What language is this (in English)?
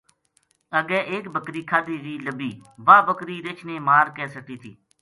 Gujari